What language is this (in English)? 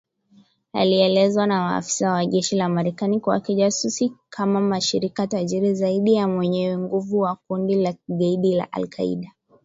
Swahili